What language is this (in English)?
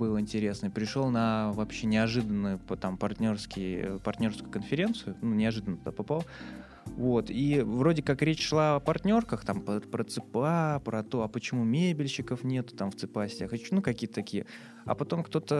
Russian